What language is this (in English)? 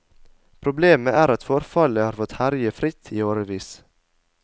Norwegian